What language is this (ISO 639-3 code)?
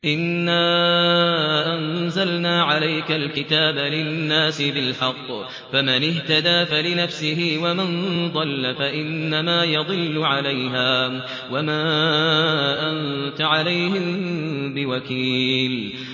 ara